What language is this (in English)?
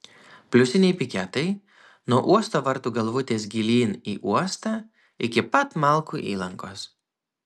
Lithuanian